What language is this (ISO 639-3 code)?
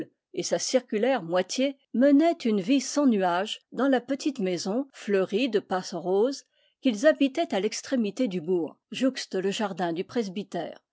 fra